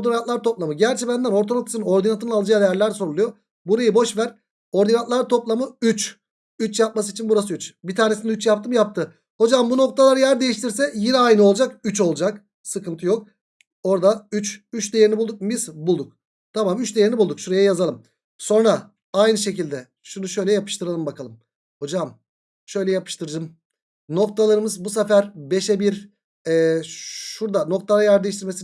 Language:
Turkish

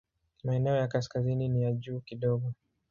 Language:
Swahili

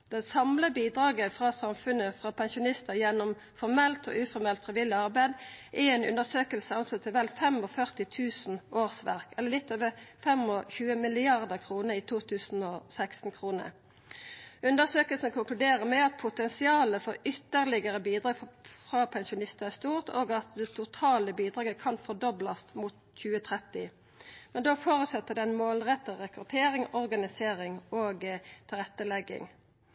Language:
Norwegian Nynorsk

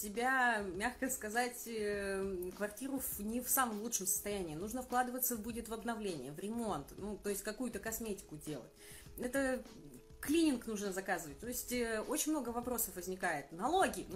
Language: Russian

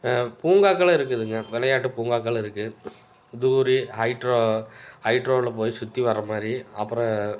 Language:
Tamil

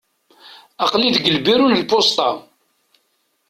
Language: Kabyle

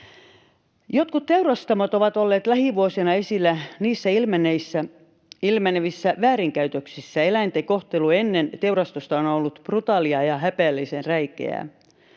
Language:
Finnish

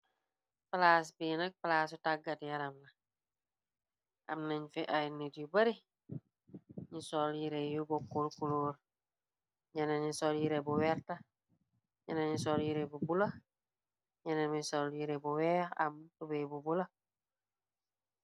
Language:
Wolof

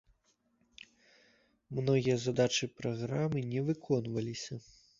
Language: Belarusian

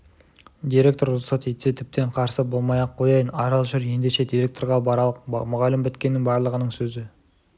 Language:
Kazakh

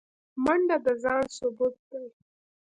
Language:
Pashto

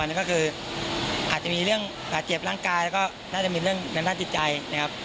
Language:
Thai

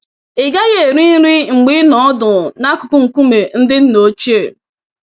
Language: Igbo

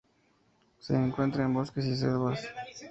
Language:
Spanish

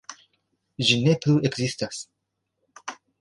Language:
Esperanto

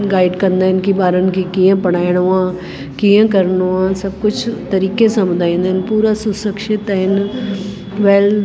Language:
Sindhi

